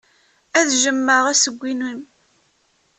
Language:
Kabyle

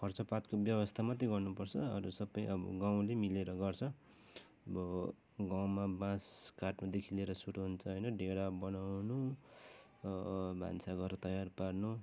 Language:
Nepali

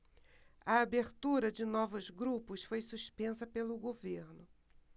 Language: Portuguese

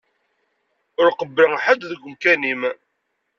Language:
Kabyle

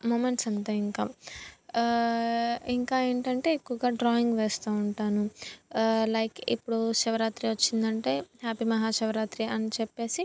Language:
Telugu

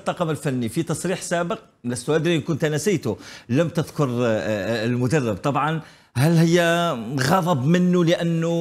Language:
Arabic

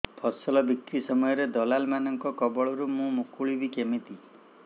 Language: Odia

